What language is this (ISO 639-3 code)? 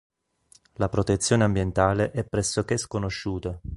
ita